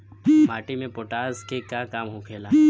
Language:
Bhojpuri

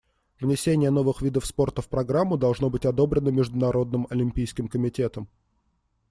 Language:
Russian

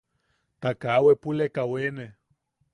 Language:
Yaqui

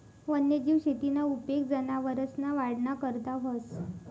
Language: Marathi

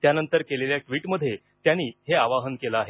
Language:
Marathi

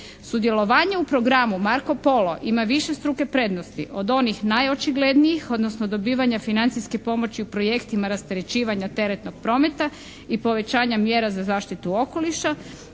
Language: Croatian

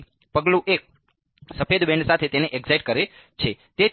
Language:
Gujarati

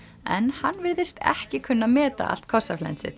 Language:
Icelandic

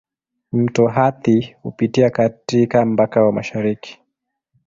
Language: Swahili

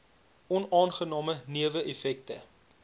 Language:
Afrikaans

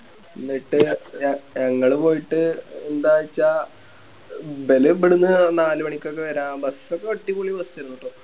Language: Malayalam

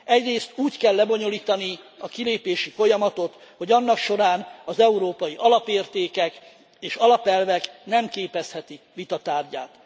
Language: Hungarian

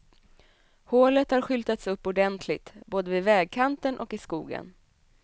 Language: Swedish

